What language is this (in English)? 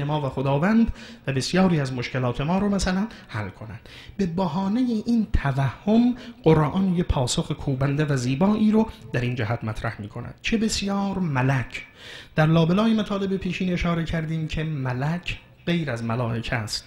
Persian